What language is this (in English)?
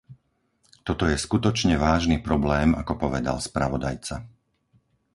Slovak